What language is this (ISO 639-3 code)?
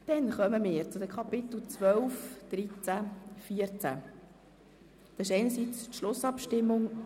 gsw